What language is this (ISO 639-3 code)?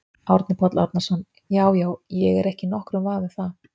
isl